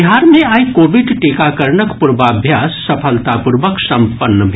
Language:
Maithili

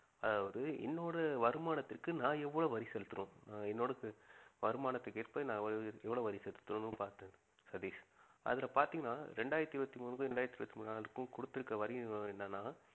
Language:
Tamil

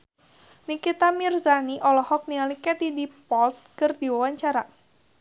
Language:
Sundanese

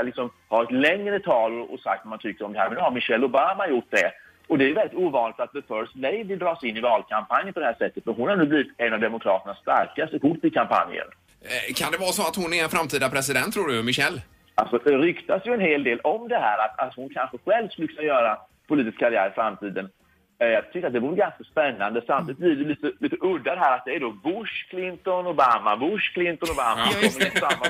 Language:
Swedish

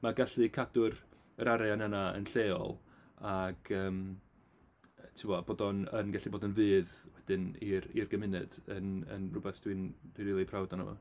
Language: Welsh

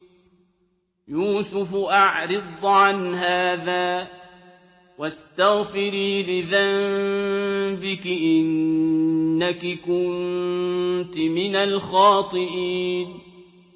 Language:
Arabic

